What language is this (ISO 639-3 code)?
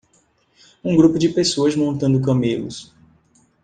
por